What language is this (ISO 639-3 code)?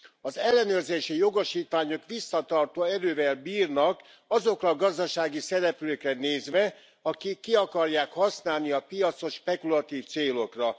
hun